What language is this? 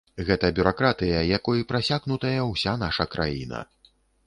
Belarusian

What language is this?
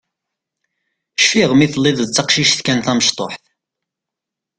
Kabyle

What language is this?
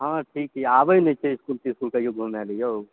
Maithili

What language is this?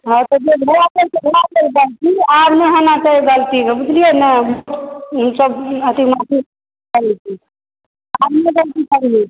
Maithili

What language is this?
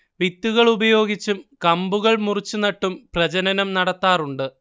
Malayalam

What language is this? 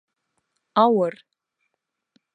Bashkir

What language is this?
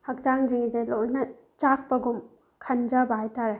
Manipuri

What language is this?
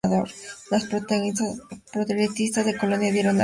Spanish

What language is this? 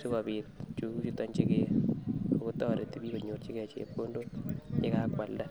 Kalenjin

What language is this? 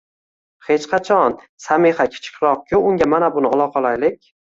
Uzbek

